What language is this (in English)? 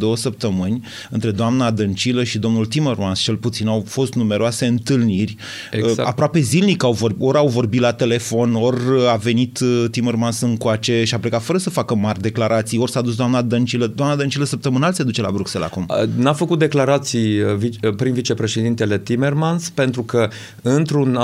Romanian